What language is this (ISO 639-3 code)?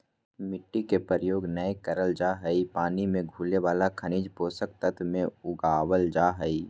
mag